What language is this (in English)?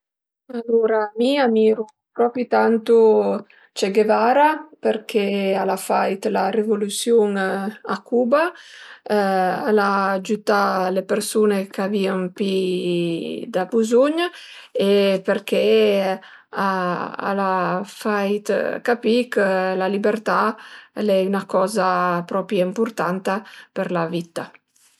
Piedmontese